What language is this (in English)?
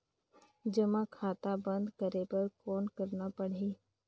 Chhattisgarhi